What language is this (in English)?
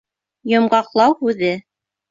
Bashkir